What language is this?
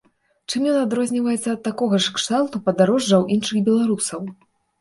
Belarusian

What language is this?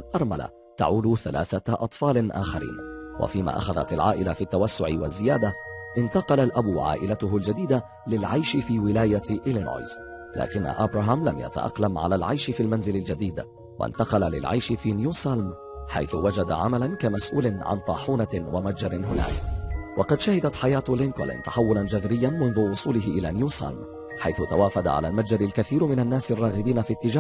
Arabic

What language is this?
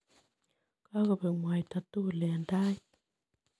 Kalenjin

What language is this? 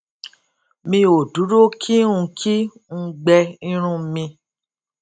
Yoruba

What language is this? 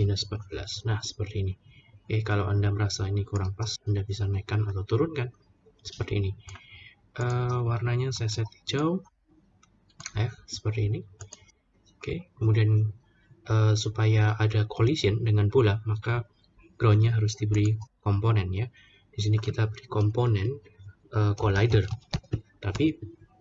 Indonesian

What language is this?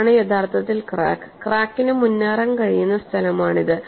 Malayalam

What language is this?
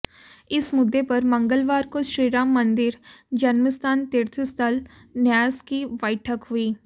Hindi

